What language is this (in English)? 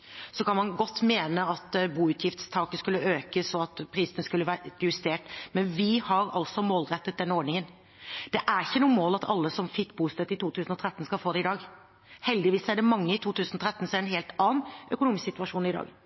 Norwegian Bokmål